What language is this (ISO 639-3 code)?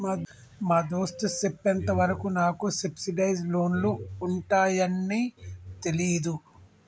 tel